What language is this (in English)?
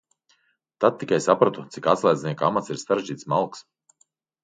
Latvian